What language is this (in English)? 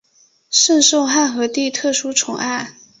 Chinese